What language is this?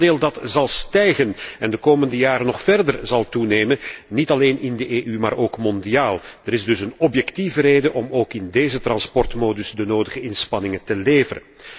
Dutch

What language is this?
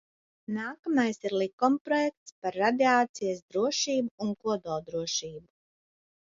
Latvian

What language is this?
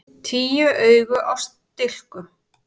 Icelandic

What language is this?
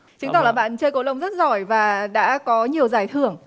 Vietnamese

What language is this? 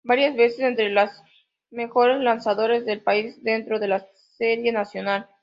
Spanish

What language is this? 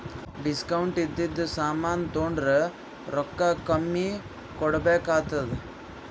Kannada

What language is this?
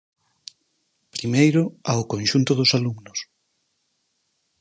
Galician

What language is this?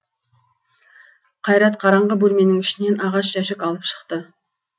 Kazakh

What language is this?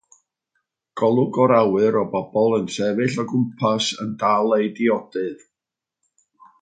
Welsh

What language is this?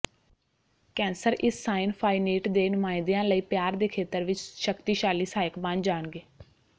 Punjabi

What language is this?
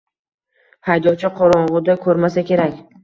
Uzbek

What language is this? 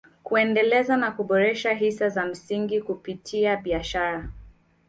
Swahili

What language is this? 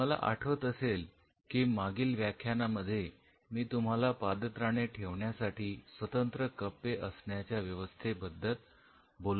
Marathi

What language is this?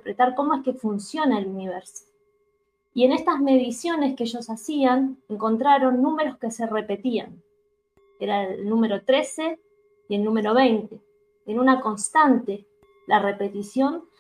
Spanish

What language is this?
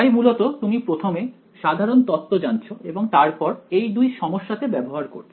Bangla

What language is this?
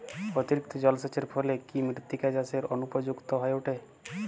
Bangla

